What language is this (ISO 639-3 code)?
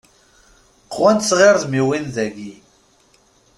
kab